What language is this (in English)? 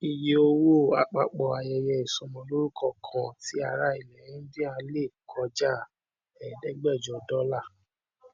Yoruba